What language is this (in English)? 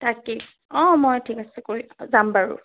Assamese